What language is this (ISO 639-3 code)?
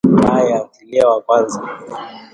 swa